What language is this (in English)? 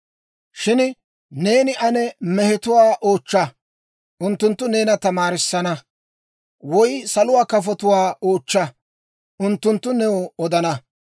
Dawro